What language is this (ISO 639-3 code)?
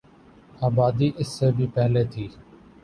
urd